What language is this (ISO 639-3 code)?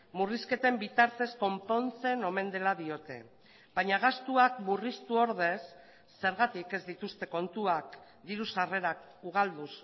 eus